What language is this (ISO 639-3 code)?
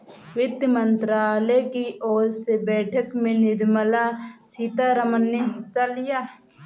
hin